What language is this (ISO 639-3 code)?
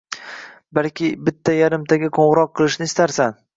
uzb